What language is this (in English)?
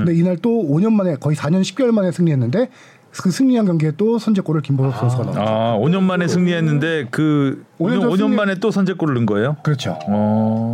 Korean